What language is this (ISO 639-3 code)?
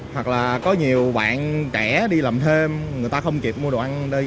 vie